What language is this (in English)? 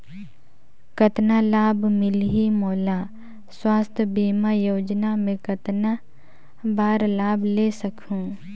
Chhattisgarhi